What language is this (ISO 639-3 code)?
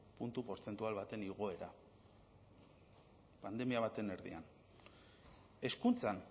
eus